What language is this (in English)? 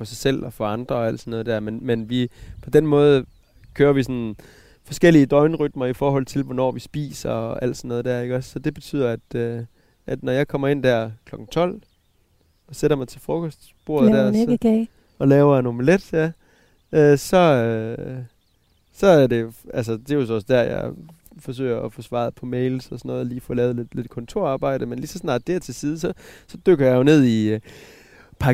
Danish